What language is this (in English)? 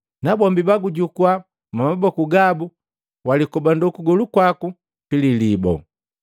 Matengo